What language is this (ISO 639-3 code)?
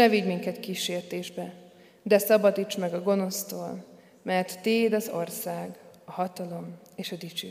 hun